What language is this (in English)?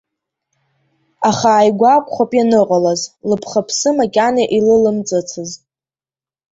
Abkhazian